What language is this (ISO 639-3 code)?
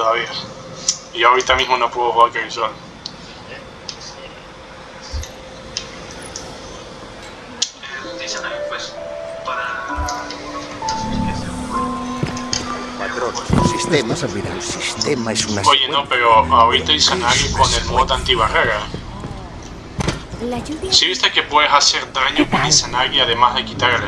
spa